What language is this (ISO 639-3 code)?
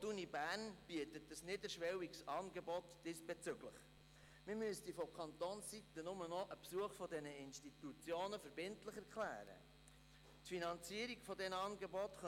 gsw